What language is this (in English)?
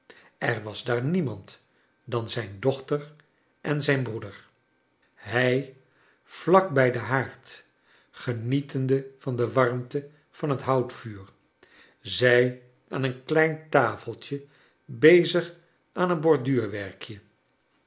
Dutch